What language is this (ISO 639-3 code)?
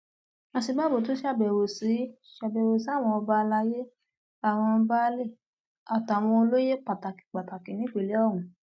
yor